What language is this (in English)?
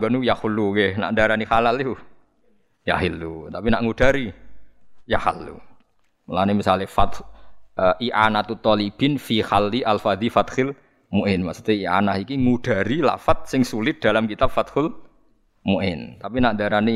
Indonesian